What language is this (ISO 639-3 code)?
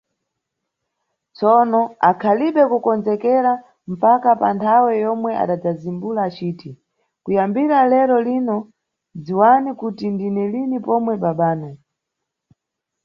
nyu